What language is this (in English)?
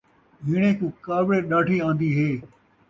Saraiki